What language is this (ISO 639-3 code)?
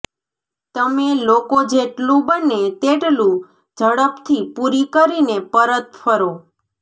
guj